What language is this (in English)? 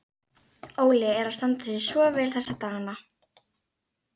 Icelandic